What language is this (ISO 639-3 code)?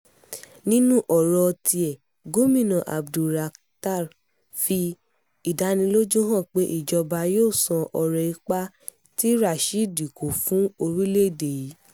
yor